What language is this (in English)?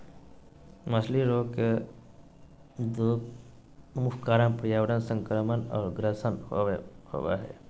Magahi